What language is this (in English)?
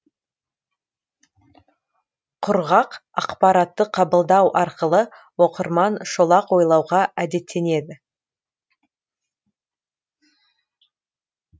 Kazakh